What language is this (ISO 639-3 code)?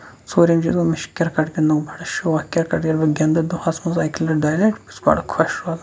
kas